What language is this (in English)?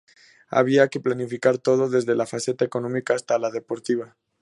Spanish